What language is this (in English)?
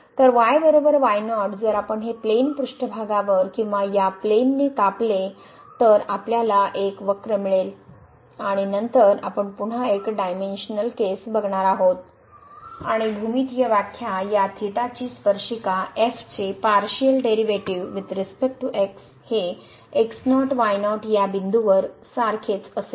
Marathi